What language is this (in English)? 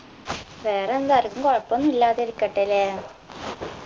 Malayalam